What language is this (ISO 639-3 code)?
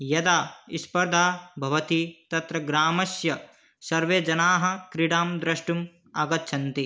san